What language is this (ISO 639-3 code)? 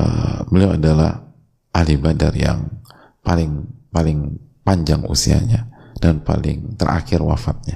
ind